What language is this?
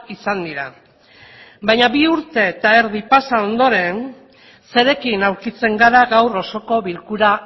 Basque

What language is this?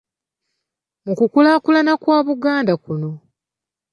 Ganda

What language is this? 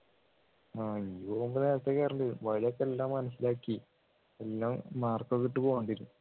Malayalam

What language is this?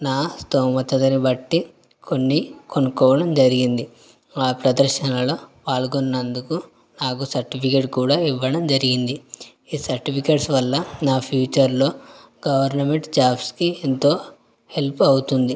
Telugu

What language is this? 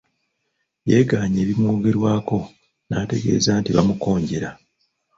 Ganda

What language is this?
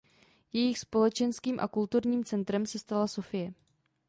Czech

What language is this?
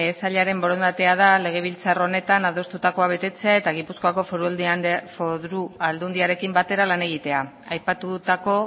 Basque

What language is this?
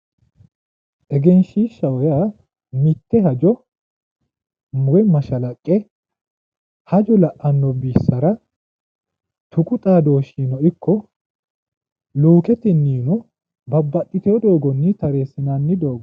Sidamo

